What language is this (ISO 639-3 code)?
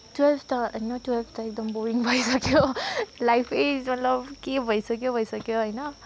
nep